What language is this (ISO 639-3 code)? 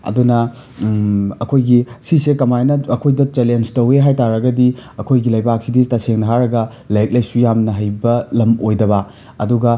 mni